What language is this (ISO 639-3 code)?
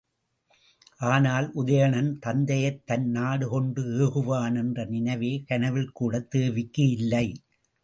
tam